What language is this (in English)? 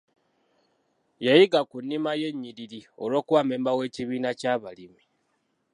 Ganda